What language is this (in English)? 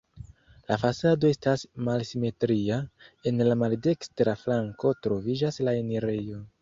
Esperanto